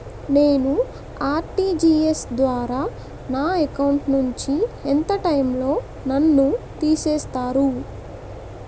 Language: Telugu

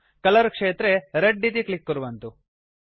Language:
Sanskrit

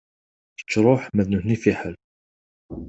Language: Kabyle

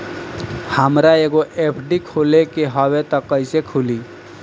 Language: Bhojpuri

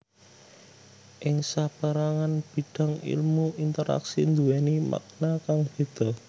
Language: Javanese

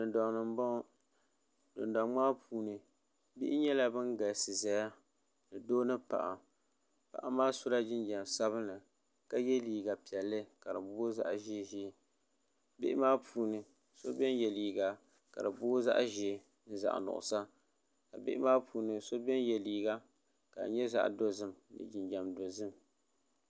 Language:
Dagbani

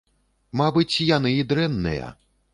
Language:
Belarusian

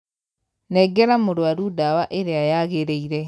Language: Kikuyu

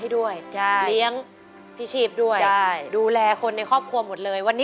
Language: Thai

